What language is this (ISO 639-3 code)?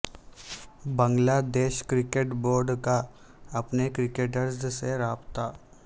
urd